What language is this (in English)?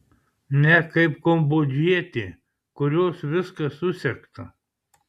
Lithuanian